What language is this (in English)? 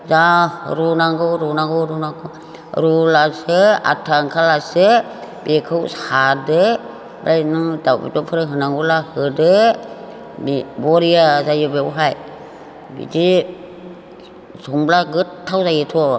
Bodo